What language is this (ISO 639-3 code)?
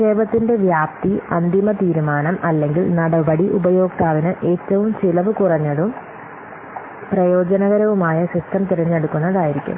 mal